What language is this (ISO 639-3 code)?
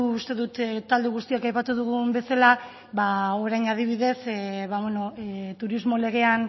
eus